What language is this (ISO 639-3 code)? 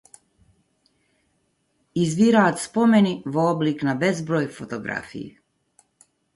mkd